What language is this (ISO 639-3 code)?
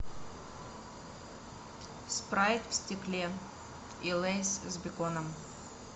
rus